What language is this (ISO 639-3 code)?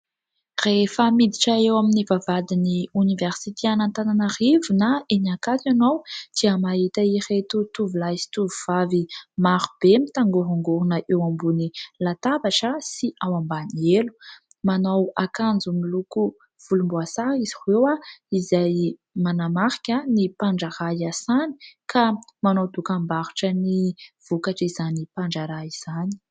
mlg